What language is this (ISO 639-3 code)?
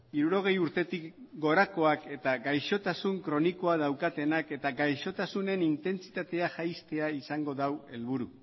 eus